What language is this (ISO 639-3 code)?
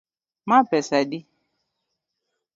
luo